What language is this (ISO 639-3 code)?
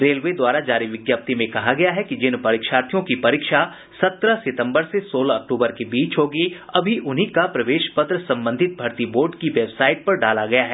hin